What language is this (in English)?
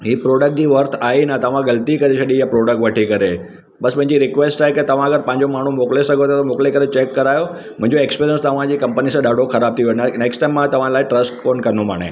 Sindhi